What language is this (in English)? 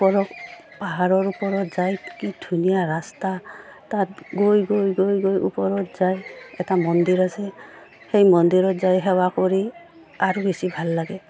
Assamese